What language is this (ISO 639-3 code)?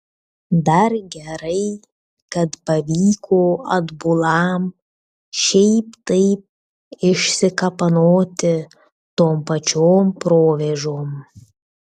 lit